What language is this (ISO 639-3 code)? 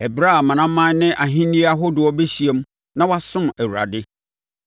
aka